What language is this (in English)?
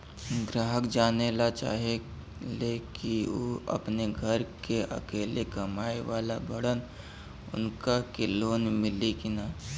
Bhojpuri